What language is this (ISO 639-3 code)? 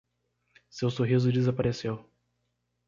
por